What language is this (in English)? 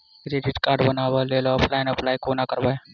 Maithili